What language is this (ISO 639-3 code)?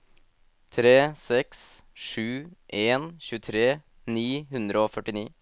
nor